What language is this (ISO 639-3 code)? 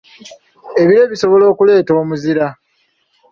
lug